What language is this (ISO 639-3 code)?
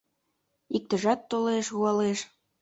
chm